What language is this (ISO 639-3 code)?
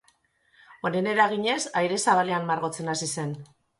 eus